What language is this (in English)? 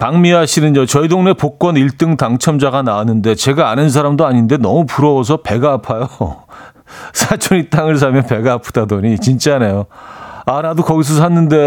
Korean